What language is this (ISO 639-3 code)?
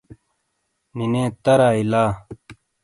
scl